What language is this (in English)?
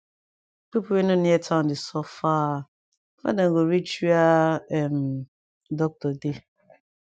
Nigerian Pidgin